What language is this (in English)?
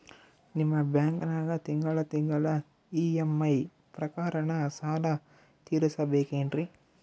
Kannada